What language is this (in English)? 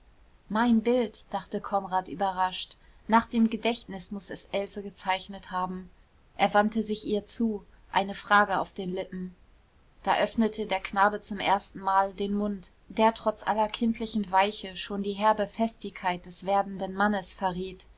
German